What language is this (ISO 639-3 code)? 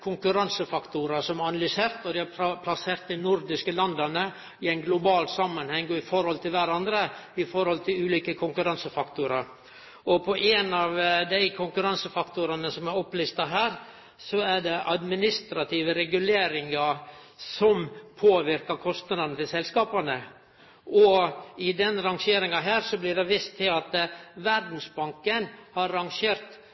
nno